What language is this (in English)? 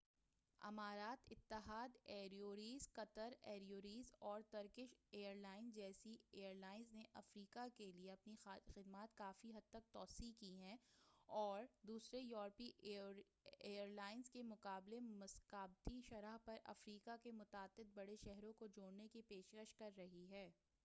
Urdu